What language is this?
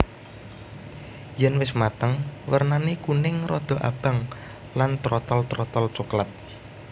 Javanese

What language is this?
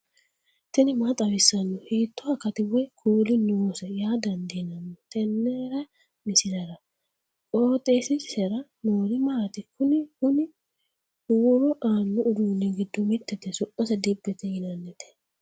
Sidamo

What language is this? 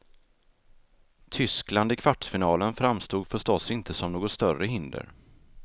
Swedish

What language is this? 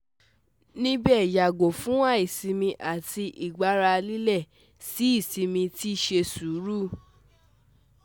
Yoruba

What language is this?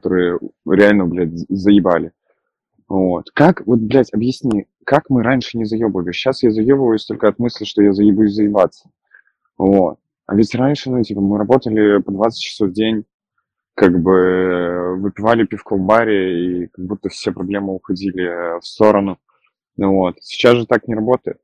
Russian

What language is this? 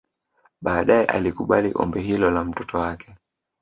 Swahili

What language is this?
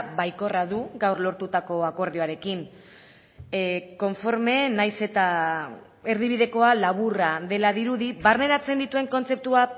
Basque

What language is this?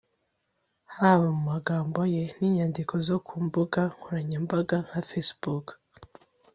Kinyarwanda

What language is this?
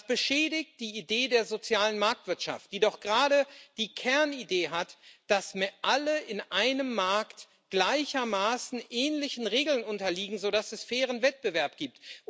German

